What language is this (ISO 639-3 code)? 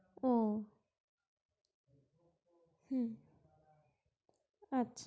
ben